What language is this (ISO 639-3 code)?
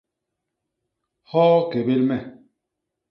bas